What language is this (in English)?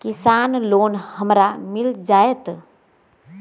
Magahi